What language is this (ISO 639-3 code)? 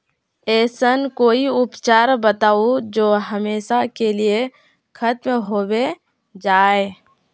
mag